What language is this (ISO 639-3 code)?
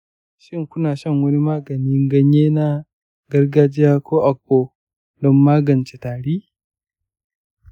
hau